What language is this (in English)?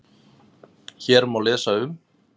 Icelandic